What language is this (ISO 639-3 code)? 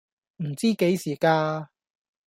yue